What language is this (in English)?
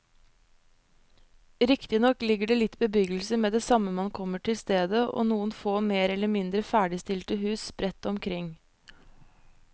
Norwegian